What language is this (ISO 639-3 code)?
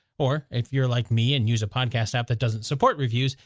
eng